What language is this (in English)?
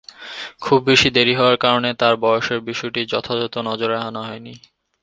Bangla